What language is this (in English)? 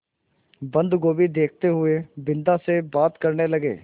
Hindi